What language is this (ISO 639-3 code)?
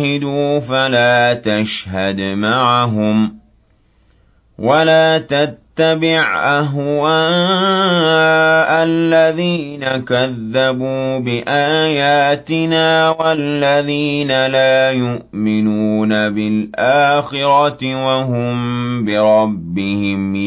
ara